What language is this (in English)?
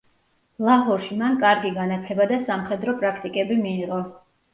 Georgian